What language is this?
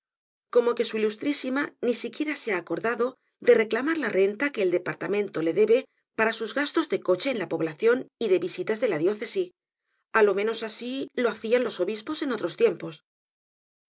Spanish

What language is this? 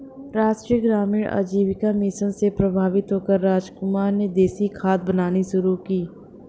Hindi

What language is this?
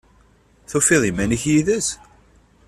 Kabyle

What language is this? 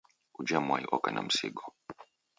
Taita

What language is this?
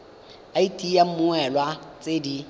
Tswana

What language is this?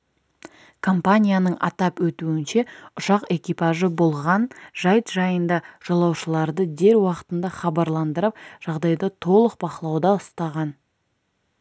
Kazakh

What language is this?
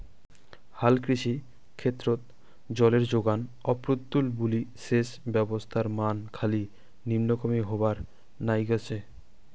Bangla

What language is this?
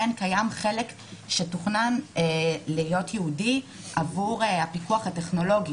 Hebrew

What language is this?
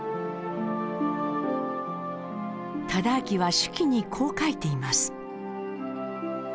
Japanese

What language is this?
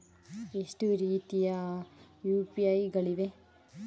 Kannada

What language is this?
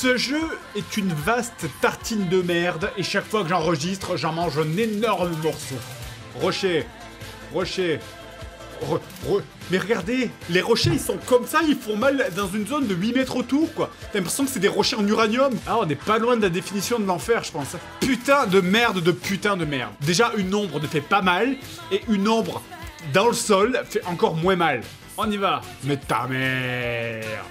French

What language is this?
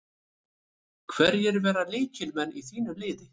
Icelandic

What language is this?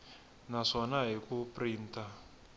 Tsonga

